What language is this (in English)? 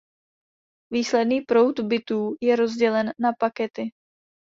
Czech